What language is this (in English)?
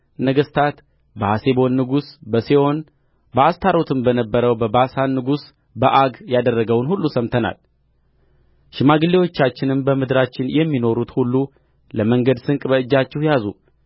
Amharic